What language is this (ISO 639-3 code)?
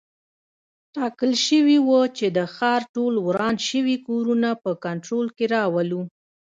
pus